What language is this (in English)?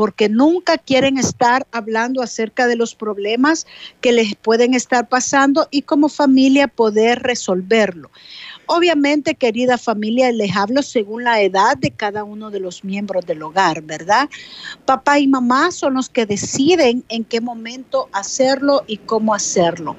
Spanish